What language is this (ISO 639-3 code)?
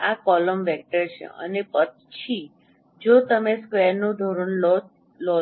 guj